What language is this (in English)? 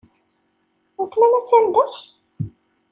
Kabyle